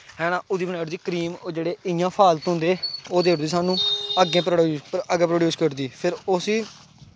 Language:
Dogri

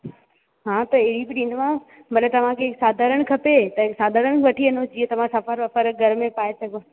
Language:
Sindhi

